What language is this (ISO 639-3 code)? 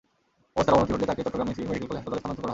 ben